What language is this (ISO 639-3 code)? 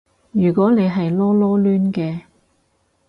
yue